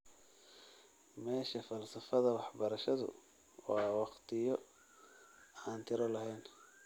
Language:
Somali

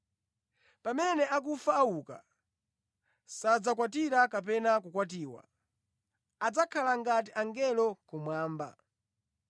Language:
Nyanja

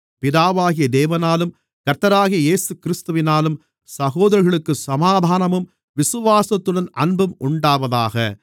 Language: Tamil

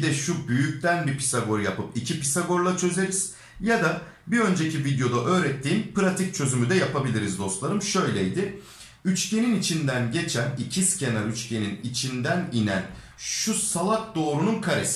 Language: Turkish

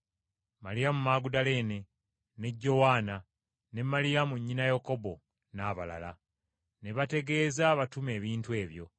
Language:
Ganda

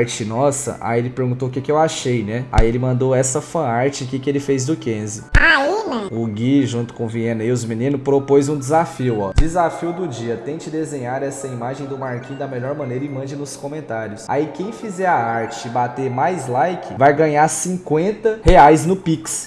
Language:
Portuguese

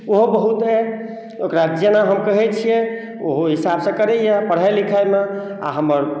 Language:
Maithili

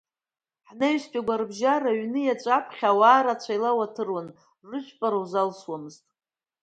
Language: Abkhazian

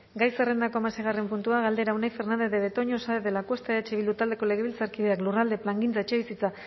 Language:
Basque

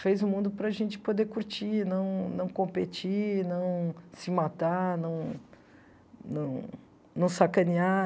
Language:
Portuguese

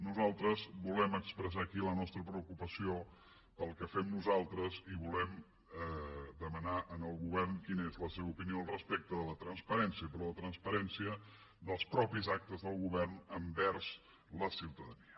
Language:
Catalan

